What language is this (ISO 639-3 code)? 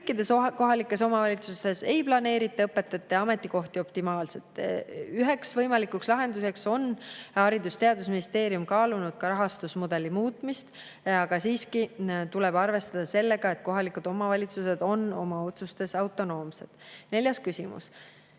est